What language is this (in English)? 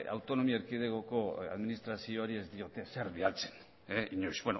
Basque